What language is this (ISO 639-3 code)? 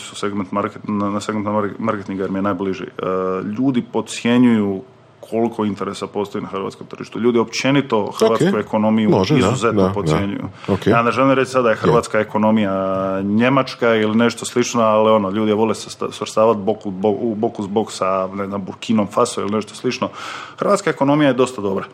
hrv